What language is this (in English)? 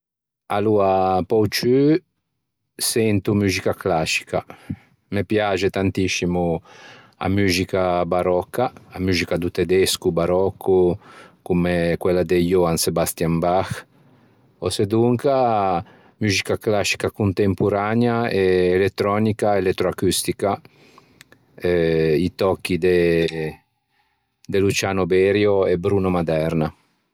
Ligurian